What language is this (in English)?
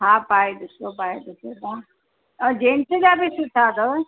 Sindhi